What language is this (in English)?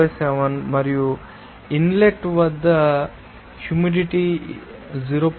Telugu